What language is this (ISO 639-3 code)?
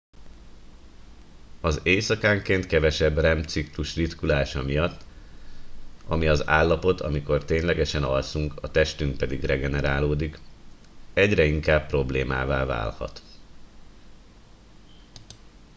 hun